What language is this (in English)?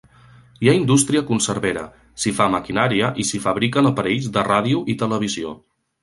Catalan